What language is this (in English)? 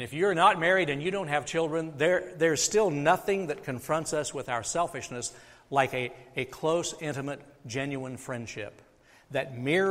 English